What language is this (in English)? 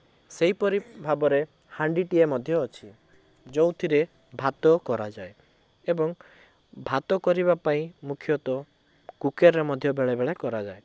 Odia